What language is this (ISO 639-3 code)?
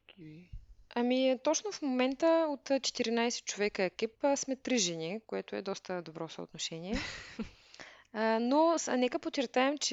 bul